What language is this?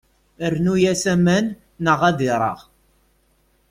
Kabyle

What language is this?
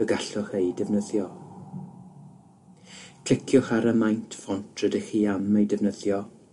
Welsh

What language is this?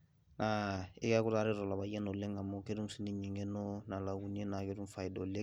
Masai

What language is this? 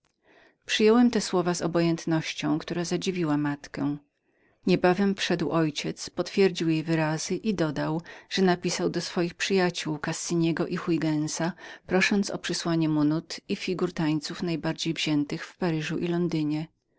Polish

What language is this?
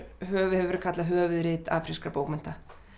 Icelandic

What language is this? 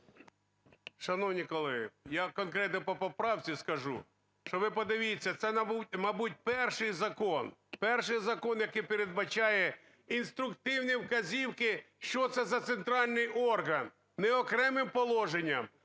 Ukrainian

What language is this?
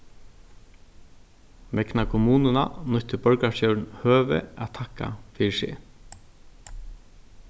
Faroese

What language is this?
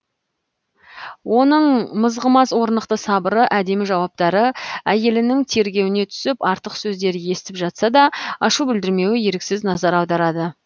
Kazakh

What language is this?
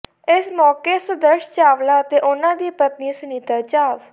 Punjabi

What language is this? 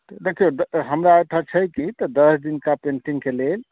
Maithili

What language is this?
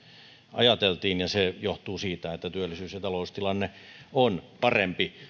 Finnish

